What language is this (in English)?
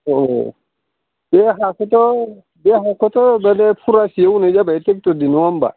Bodo